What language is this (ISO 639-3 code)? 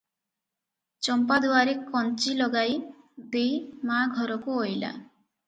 ori